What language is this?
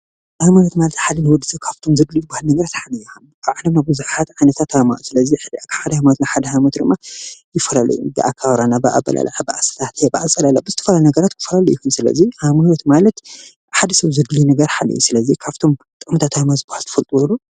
Tigrinya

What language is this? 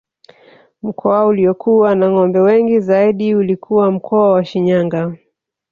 Swahili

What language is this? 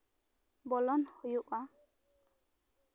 Santali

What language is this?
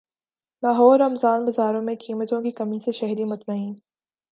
Urdu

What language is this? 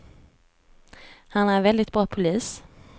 Swedish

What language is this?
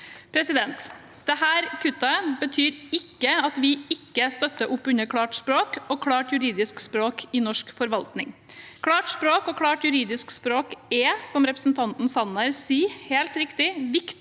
Norwegian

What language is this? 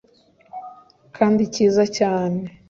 Kinyarwanda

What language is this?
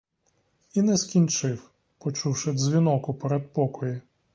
Ukrainian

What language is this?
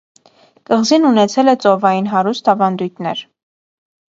Armenian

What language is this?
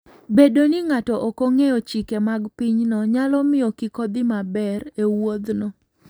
Luo (Kenya and Tanzania)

